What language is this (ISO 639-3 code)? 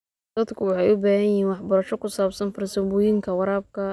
som